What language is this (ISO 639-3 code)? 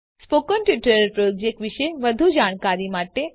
guj